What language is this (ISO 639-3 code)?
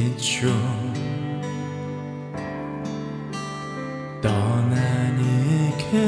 kor